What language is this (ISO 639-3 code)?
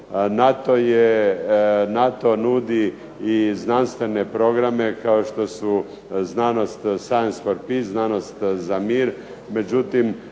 hrv